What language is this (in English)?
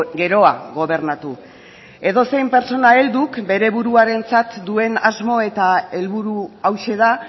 Basque